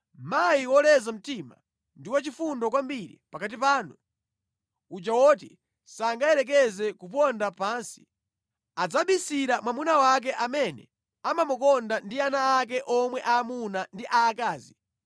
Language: Nyanja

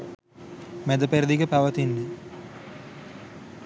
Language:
Sinhala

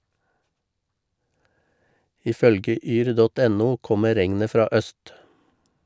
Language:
Norwegian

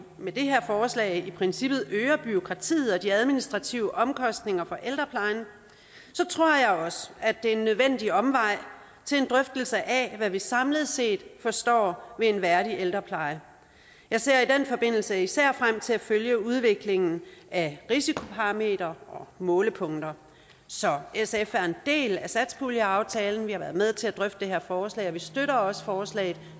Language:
Danish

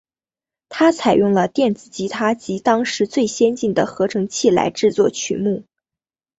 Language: Chinese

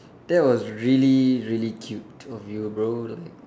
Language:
English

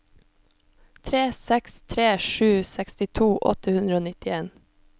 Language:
Norwegian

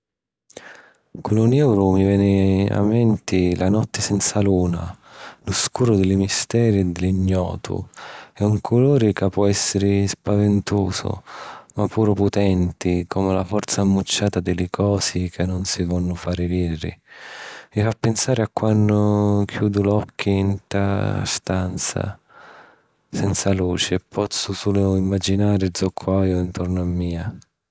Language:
Sicilian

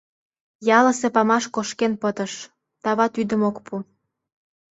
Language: Mari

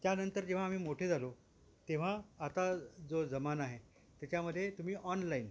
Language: Marathi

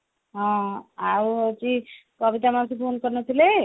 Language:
Odia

